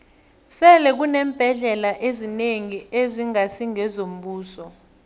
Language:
South Ndebele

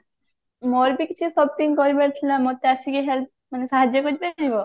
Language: Odia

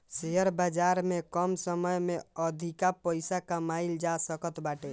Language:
Bhojpuri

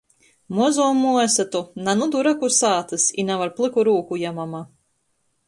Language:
Latgalian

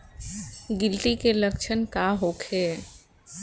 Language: Bhojpuri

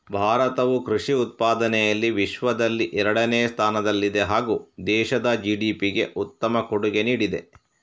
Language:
Kannada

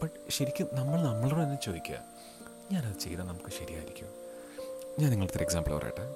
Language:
Malayalam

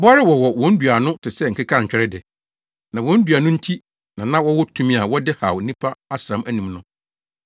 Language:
Akan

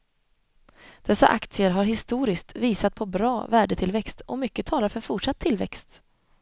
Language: Swedish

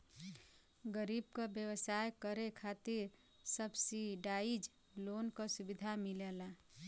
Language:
Bhojpuri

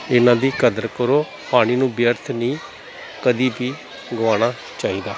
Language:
Punjabi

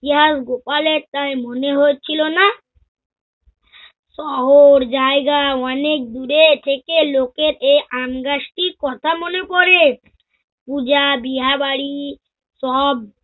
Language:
Bangla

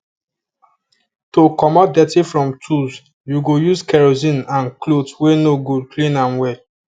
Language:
Nigerian Pidgin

